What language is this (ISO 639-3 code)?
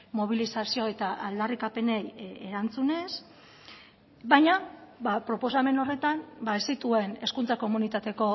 eus